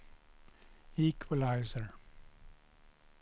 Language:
Swedish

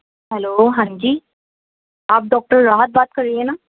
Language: Urdu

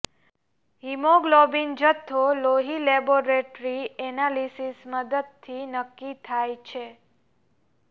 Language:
Gujarati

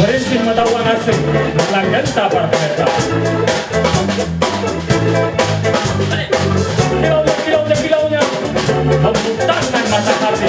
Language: French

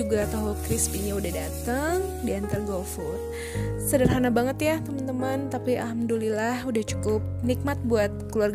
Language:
Indonesian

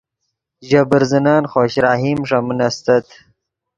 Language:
Yidgha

